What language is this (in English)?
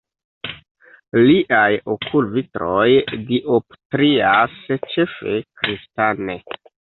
Esperanto